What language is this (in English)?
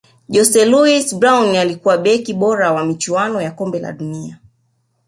Swahili